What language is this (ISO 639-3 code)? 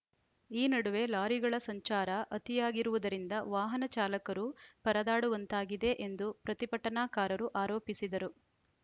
kan